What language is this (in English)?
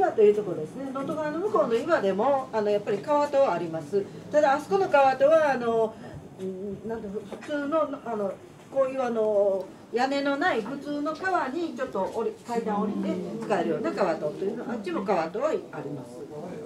Japanese